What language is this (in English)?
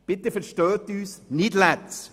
Swiss German